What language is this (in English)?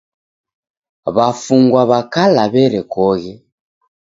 Taita